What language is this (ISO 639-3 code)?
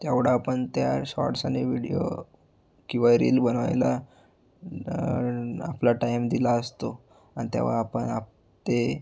mar